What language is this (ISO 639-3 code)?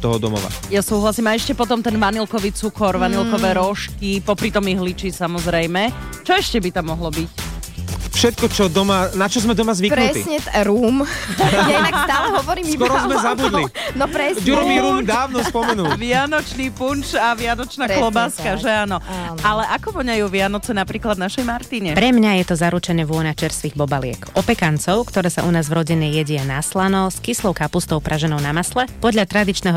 slk